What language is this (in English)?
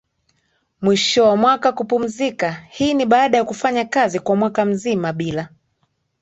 Swahili